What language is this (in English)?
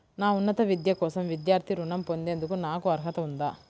Telugu